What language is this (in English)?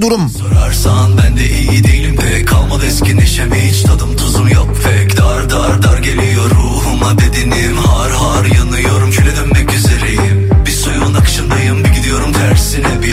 Turkish